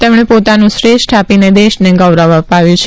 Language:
Gujarati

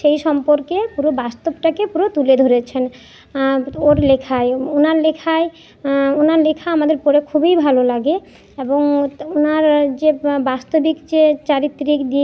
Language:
Bangla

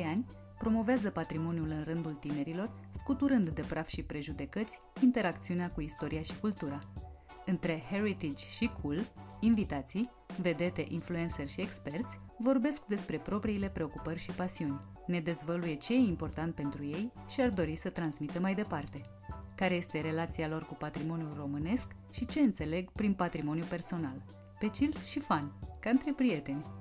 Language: Romanian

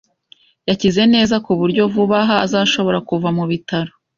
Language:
Kinyarwanda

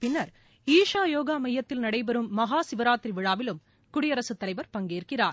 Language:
Tamil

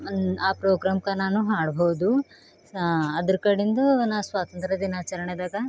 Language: Kannada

